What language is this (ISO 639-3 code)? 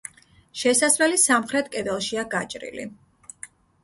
kat